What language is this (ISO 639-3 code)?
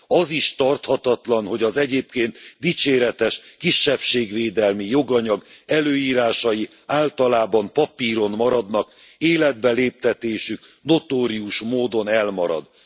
hun